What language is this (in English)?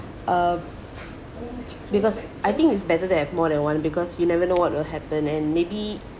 English